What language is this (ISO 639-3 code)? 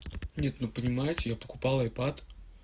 rus